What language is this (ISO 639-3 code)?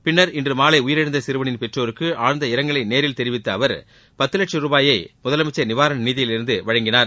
tam